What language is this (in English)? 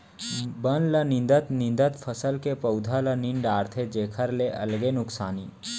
Chhattisgarhi